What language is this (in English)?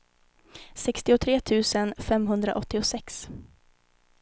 Swedish